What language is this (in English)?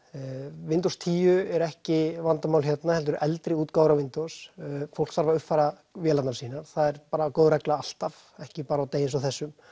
Icelandic